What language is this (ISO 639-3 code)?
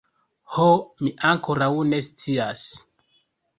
epo